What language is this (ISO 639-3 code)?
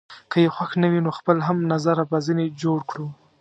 pus